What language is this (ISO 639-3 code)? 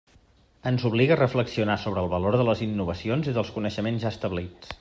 cat